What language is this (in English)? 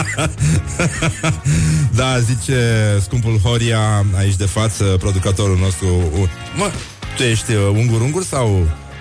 Romanian